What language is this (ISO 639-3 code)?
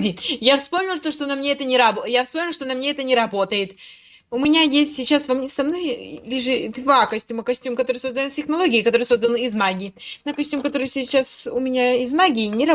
rus